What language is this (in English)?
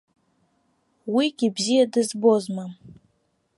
Abkhazian